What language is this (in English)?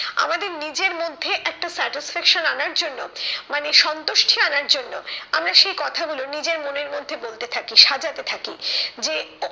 Bangla